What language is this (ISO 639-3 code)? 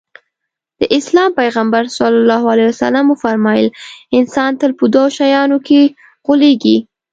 pus